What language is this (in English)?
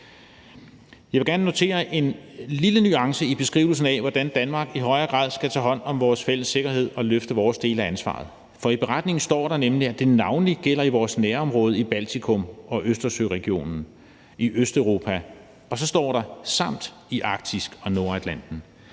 Danish